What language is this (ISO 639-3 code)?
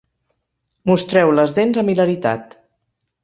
cat